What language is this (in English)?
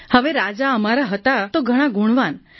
Gujarati